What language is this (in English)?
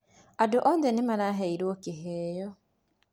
Kikuyu